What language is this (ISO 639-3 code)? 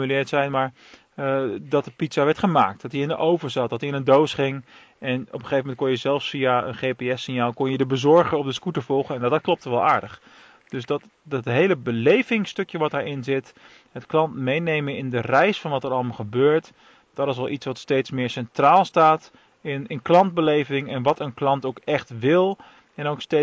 nld